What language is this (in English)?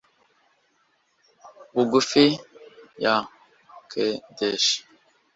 Kinyarwanda